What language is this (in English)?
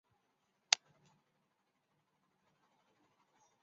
Chinese